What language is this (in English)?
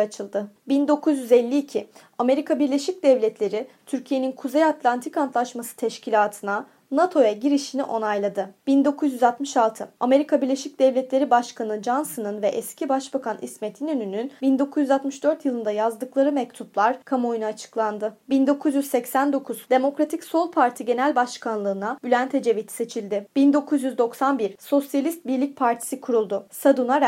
Turkish